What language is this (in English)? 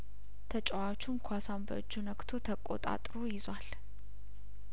Amharic